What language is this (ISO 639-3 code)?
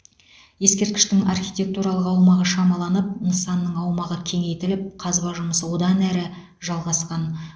kaz